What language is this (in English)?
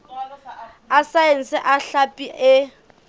Southern Sotho